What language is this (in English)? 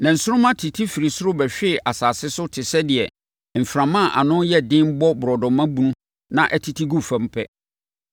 Akan